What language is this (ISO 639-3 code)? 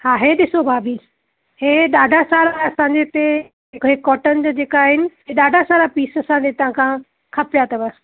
snd